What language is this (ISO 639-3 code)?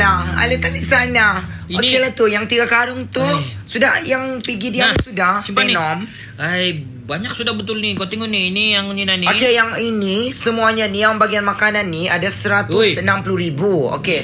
msa